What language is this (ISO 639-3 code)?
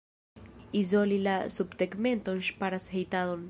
epo